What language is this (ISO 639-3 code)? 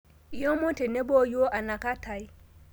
mas